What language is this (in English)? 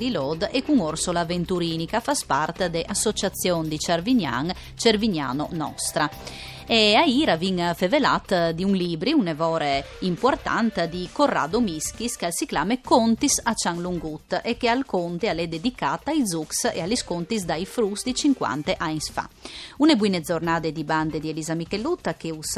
Italian